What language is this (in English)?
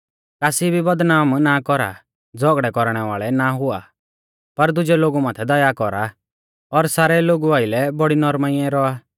Mahasu Pahari